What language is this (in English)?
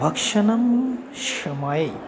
Sanskrit